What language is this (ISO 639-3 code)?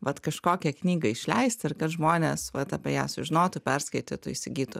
lit